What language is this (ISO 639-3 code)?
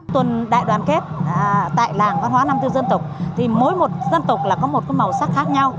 vie